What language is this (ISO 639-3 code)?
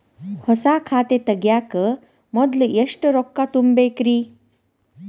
kan